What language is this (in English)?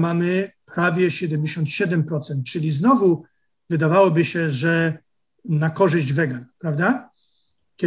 Polish